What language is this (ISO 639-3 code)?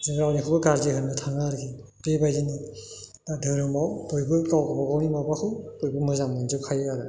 brx